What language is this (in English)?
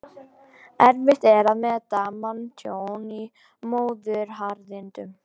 Icelandic